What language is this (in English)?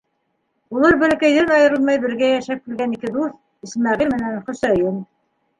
Bashkir